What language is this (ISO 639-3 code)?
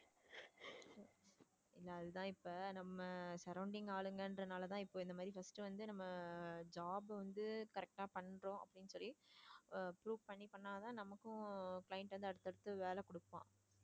tam